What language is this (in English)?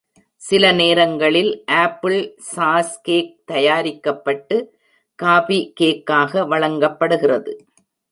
Tamil